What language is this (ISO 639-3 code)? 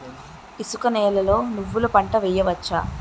tel